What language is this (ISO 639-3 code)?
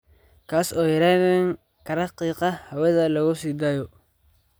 som